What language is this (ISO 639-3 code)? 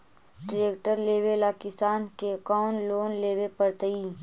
mag